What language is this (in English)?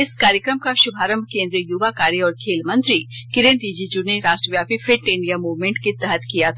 Hindi